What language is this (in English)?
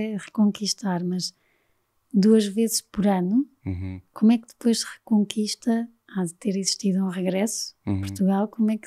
Portuguese